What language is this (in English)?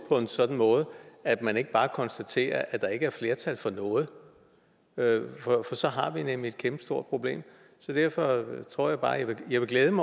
Danish